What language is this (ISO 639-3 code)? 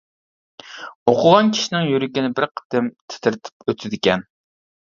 uig